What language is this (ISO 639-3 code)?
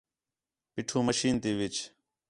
xhe